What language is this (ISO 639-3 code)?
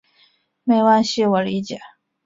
zho